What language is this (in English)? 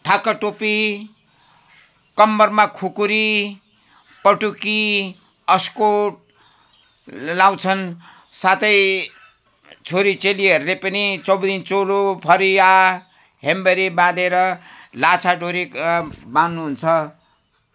Nepali